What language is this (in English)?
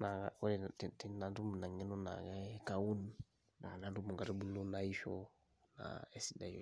Masai